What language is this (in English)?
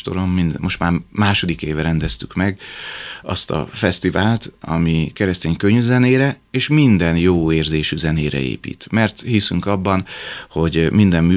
Hungarian